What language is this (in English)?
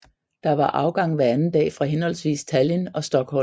Danish